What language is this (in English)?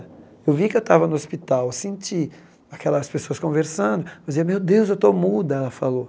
Portuguese